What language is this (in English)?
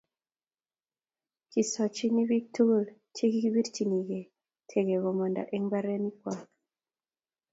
Kalenjin